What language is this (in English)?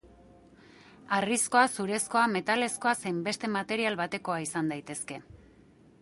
Basque